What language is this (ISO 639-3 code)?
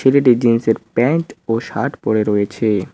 ben